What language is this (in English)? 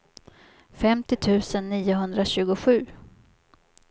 Swedish